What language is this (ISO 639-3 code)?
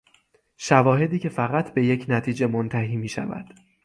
fas